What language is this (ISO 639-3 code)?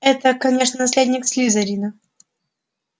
rus